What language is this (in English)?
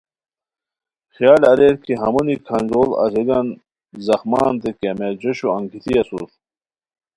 Khowar